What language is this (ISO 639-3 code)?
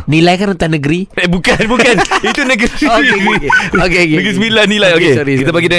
msa